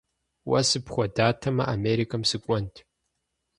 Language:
Kabardian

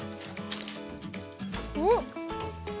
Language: Japanese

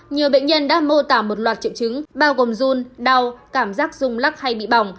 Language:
Vietnamese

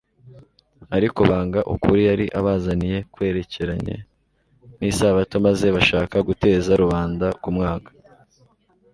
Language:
Kinyarwanda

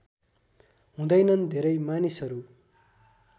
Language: Nepali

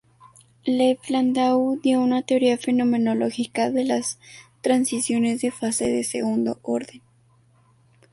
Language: Spanish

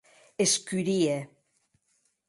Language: Occitan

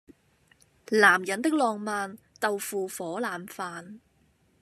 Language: Cantonese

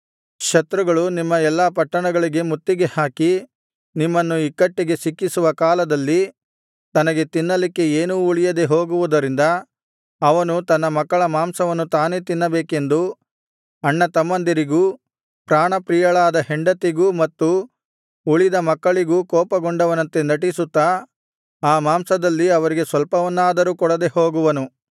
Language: Kannada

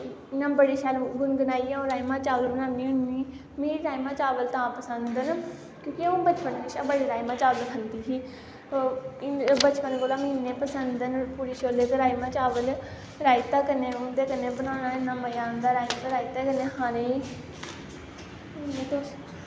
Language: Dogri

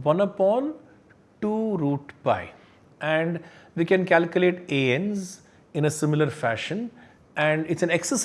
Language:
English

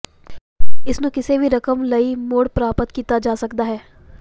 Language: Punjabi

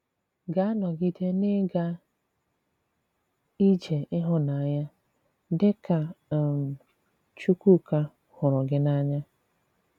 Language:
Igbo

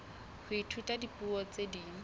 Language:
Southern Sotho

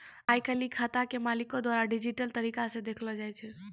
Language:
Maithili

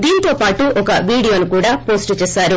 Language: Telugu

